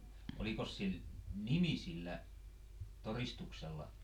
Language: Finnish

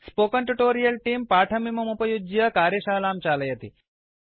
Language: Sanskrit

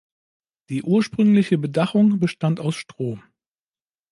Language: German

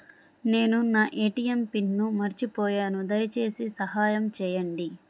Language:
Telugu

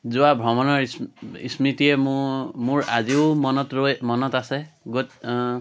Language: Assamese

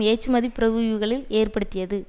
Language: Tamil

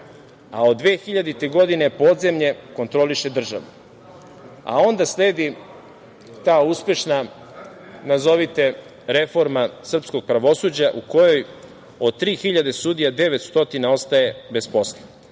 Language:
Serbian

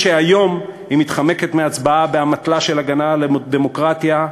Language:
Hebrew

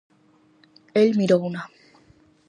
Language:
Galician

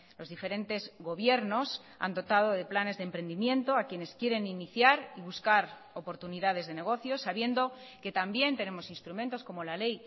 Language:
Spanish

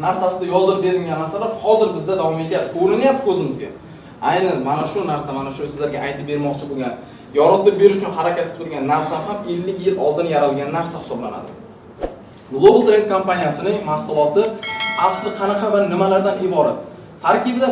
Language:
Turkish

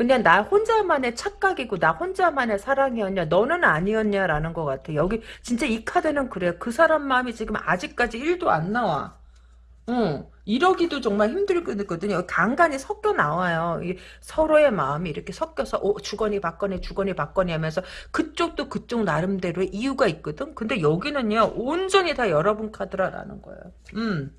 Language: Korean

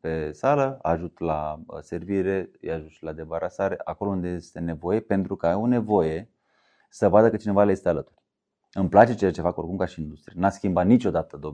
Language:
Romanian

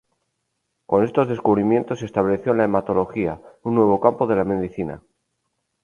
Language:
Spanish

